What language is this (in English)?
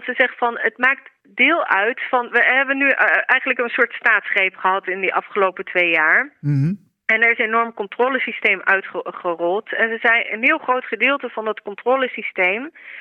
Dutch